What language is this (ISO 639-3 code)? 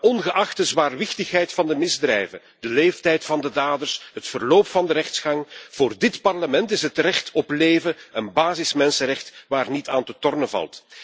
nld